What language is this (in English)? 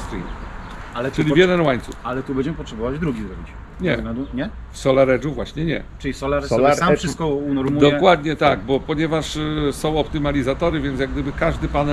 Polish